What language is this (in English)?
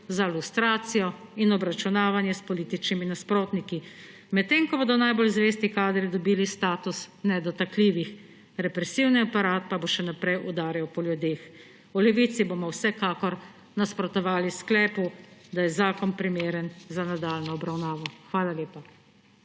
Slovenian